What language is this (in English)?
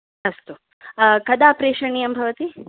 Sanskrit